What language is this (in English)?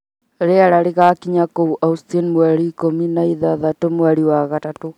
Kikuyu